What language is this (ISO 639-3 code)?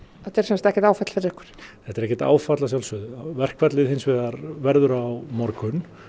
isl